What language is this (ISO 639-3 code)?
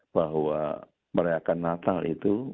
ind